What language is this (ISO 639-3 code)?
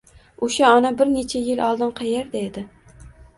uzb